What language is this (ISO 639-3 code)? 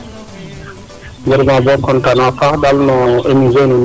srr